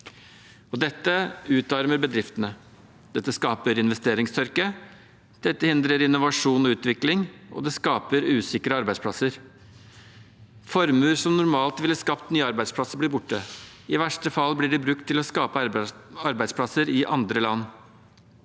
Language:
Norwegian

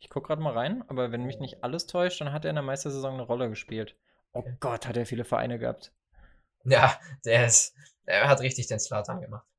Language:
German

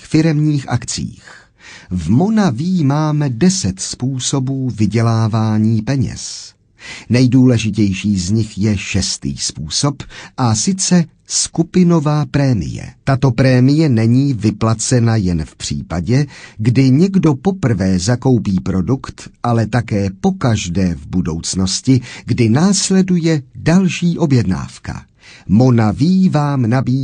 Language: Czech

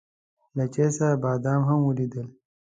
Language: Pashto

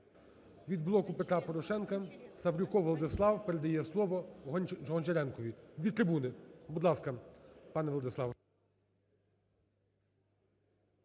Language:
Ukrainian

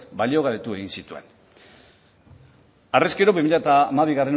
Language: Basque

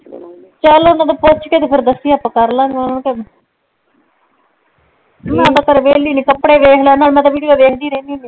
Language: Punjabi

